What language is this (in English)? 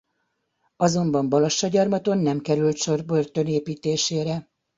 Hungarian